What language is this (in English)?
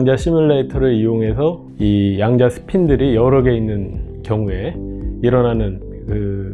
Korean